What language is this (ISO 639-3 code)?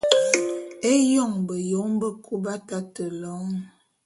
bum